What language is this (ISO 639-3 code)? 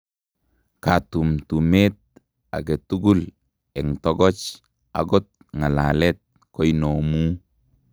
kln